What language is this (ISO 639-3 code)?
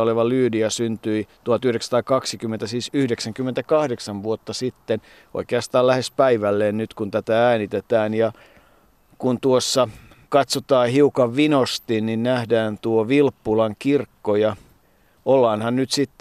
fin